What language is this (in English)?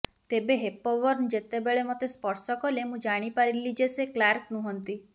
Odia